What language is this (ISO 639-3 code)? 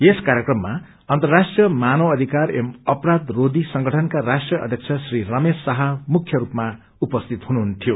nep